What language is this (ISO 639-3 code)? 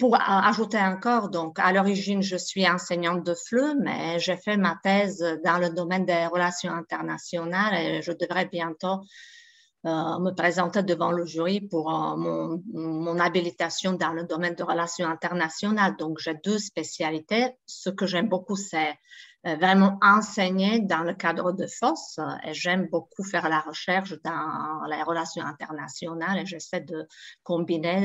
fra